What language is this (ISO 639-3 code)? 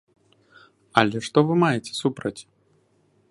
bel